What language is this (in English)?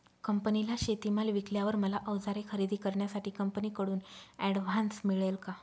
Marathi